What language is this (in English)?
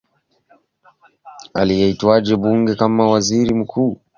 Swahili